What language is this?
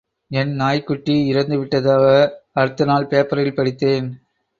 Tamil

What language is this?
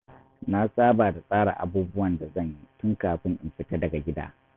Hausa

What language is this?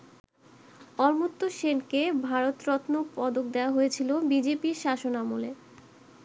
Bangla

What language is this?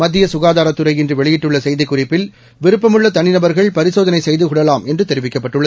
Tamil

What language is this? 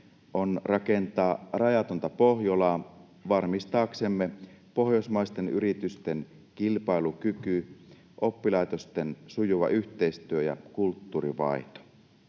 Finnish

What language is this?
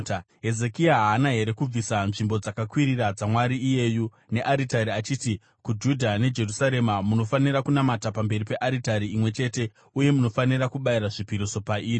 Shona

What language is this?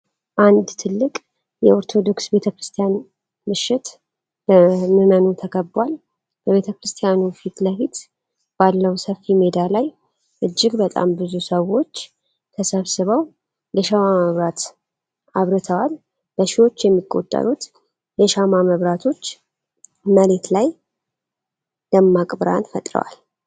Amharic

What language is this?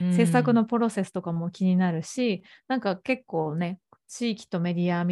Japanese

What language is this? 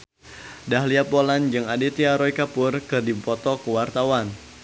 Sundanese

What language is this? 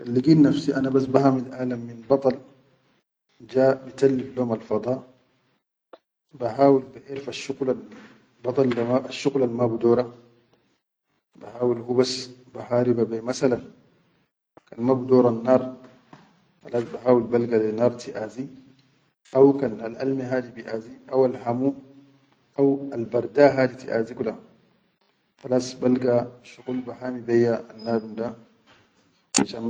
Chadian Arabic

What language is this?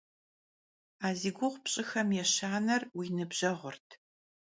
Kabardian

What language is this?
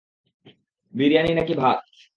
Bangla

